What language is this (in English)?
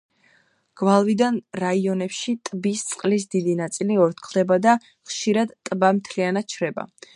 Georgian